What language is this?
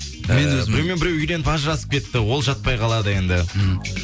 Kazakh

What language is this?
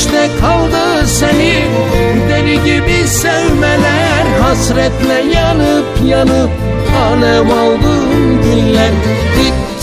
Turkish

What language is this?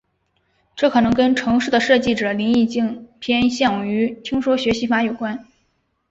Chinese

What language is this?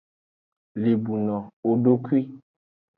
Aja (Benin)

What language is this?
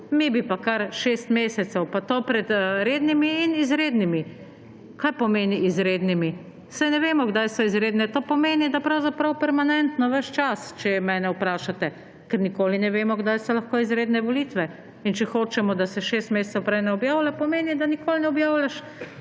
Slovenian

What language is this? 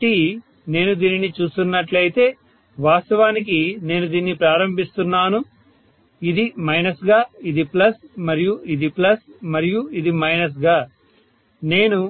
Telugu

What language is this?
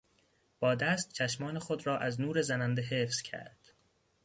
Persian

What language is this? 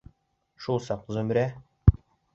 Bashkir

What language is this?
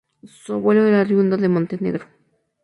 Spanish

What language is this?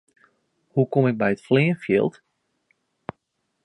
Western Frisian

